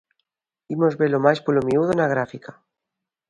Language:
Galician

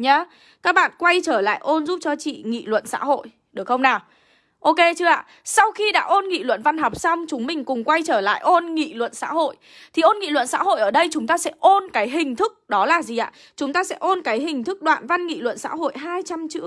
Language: Vietnamese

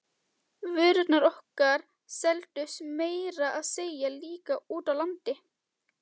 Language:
Icelandic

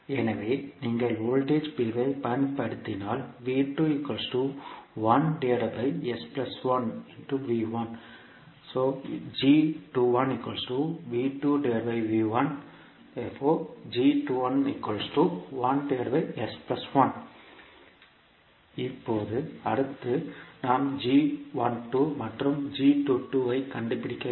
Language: Tamil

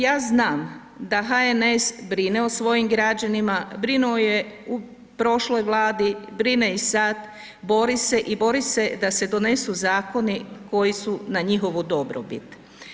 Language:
Croatian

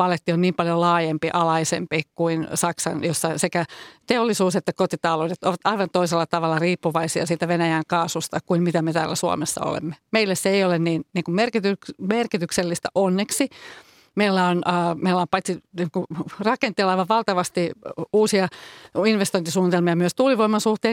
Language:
Finnish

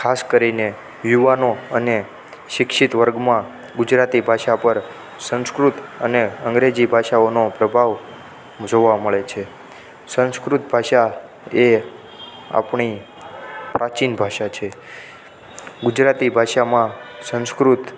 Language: Gujarati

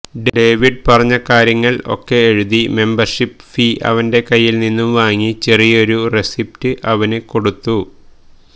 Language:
Malayalam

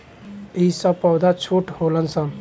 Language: Bhojpuri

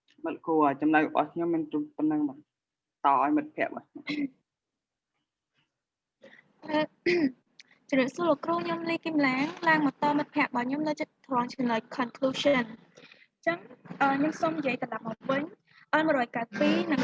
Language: Vietnamese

